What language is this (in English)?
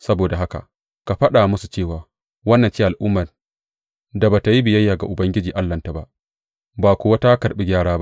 Hausa